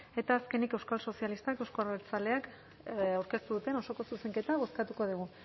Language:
Basque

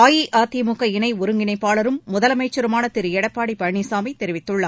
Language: Tamil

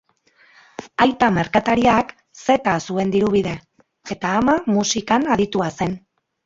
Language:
Basque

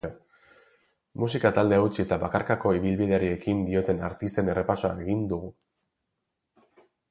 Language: Basque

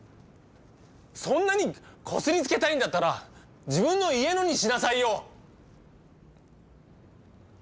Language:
Japanese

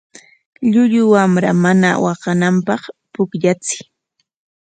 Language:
Corongo Ancash Quechua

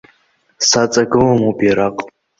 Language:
Abkhazian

